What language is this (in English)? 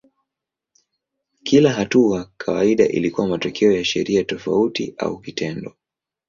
Swahili